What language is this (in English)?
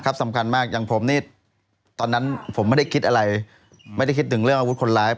Thai